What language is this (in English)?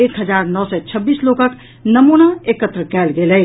Maithili